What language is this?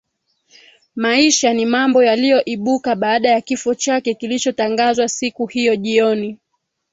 Swahili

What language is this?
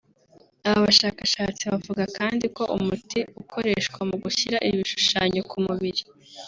Kinyarwanda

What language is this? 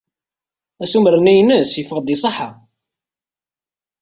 Kabyle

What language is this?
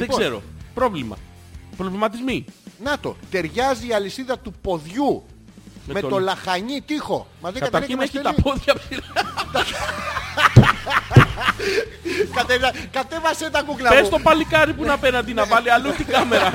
Greek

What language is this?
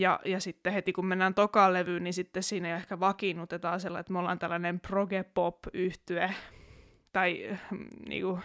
Finnish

